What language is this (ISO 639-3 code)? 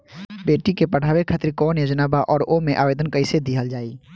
bho